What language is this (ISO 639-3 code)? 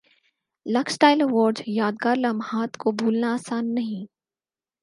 urd